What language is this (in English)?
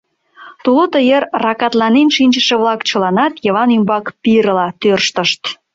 Mari